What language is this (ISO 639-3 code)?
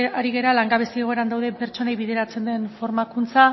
eus